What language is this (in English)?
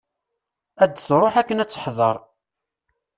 Kabyle